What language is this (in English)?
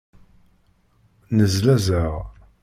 Kabyle